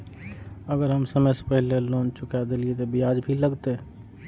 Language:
Maithili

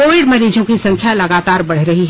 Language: Hindi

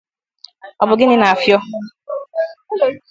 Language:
Igbo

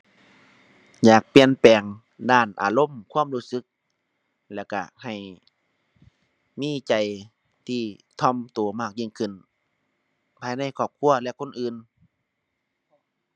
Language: Thai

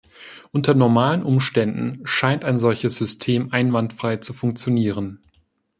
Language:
German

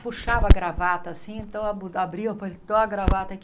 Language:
Portuguese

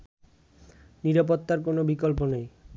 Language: Bangla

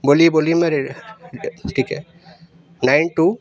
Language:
Urdu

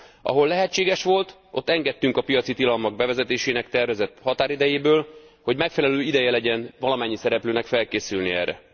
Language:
Hungarian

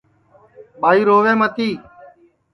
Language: Sansi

